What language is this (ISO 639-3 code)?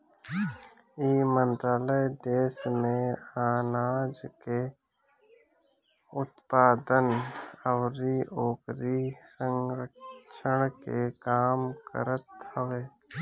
bho